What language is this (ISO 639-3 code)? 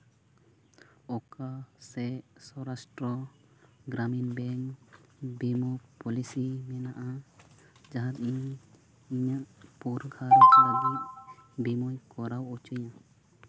sat